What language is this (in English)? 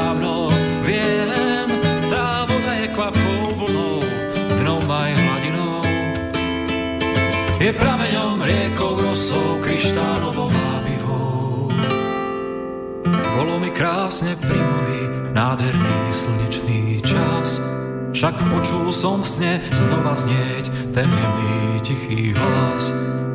Slovak